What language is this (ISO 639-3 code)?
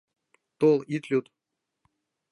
chm